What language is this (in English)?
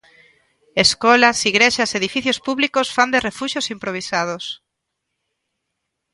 Galician